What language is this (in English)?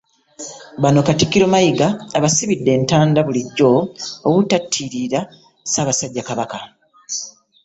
Ganda